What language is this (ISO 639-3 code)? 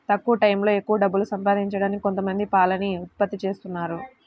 tel